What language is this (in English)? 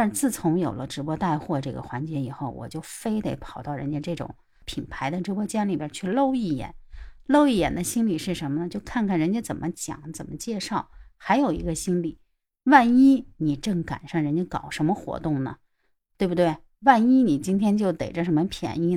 Chinese